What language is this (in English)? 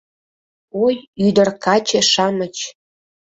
Mari